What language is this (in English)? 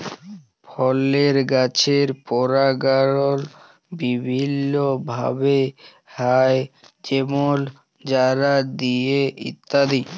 Bangla